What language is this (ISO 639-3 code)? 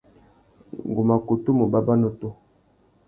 bag